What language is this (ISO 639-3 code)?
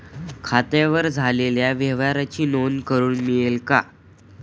mar